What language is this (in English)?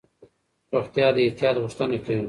Pashto